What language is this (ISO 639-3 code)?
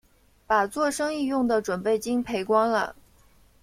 zho